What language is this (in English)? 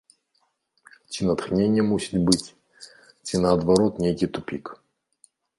Belarusian